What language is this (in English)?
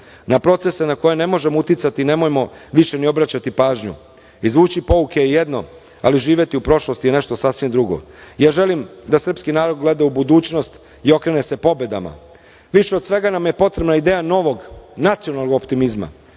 Serbian